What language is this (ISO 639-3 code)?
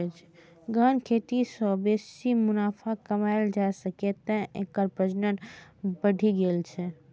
mai